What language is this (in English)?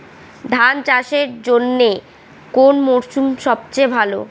Bangla